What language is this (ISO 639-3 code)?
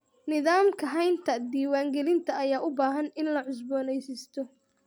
som